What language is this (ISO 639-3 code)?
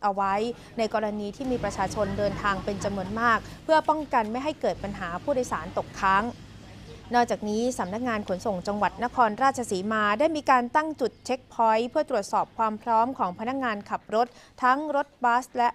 tha